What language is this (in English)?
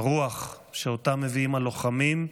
Hebrew